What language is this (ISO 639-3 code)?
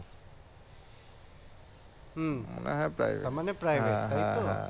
ben